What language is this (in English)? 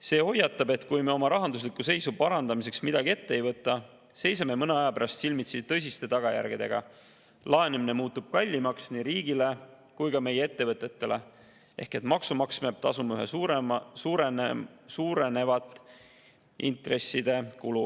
Estonian